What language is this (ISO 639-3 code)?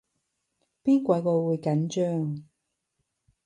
yue